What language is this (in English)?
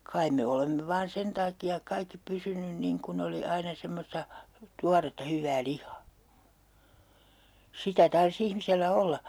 Finnish